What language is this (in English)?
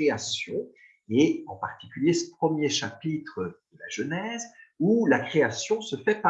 French